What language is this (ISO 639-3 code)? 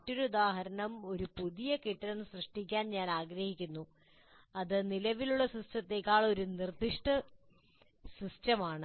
mal